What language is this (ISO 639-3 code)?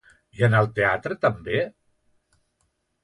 cat